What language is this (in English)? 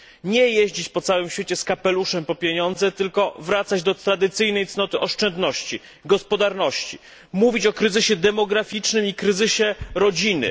Polish